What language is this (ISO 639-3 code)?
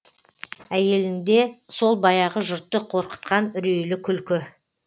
kaz